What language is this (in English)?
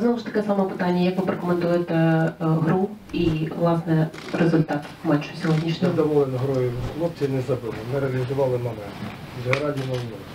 Ukrainian